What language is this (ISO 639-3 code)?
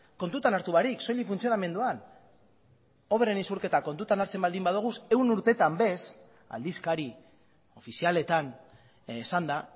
eus